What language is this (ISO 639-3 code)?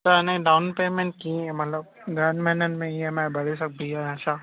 snd